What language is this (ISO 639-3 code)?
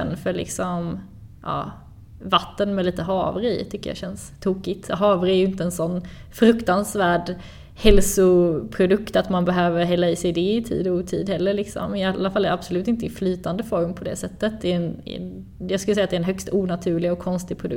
swe